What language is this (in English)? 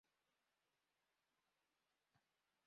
Spanish